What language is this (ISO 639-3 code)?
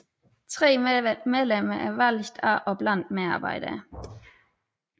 dan